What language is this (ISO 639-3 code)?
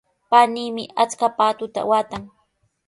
qws